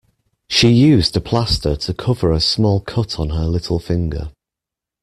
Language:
English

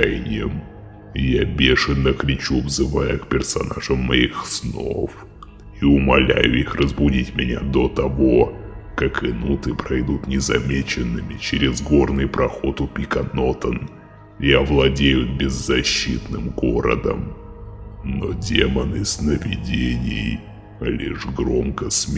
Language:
Russian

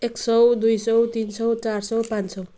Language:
Nepali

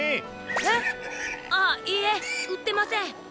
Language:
Japanese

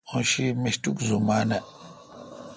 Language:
Kalkoti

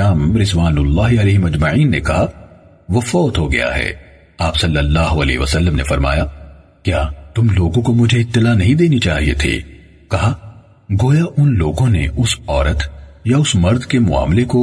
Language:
Urdu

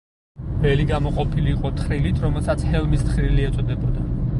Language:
Georgian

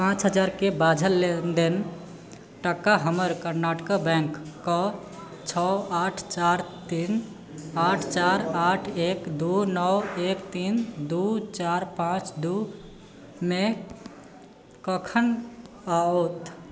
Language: Maithili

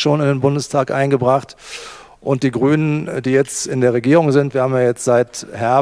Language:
German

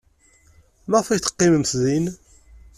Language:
Kabyle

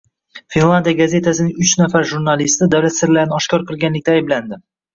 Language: Uzbek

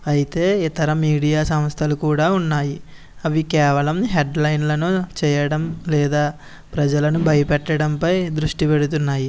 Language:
Telugu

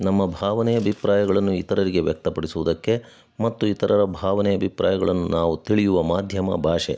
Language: Kannada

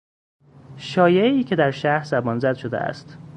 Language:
Persian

